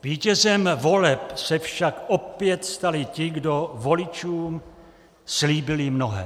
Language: Czech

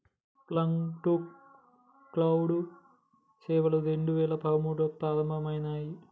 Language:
Telugu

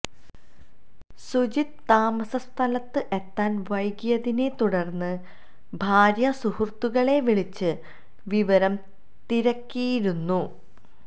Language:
Malayalam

